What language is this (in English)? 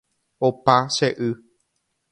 Guarani